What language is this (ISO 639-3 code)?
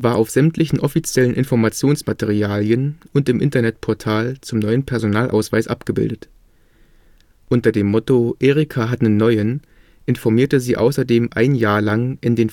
deu